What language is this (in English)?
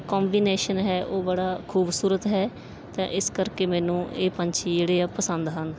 Punjabi